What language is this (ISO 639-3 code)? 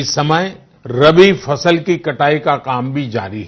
hin